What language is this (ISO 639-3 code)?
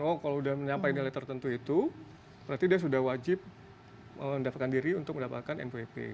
ind